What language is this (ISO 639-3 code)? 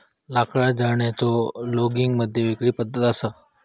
mar